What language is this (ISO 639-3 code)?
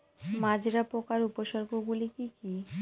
ben